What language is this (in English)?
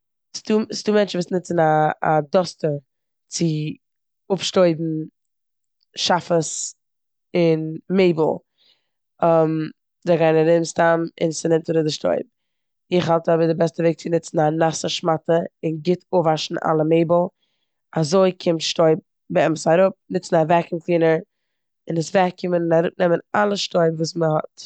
Yiddish